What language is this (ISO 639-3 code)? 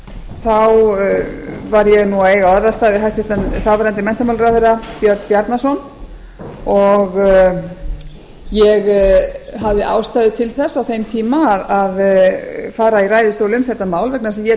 isl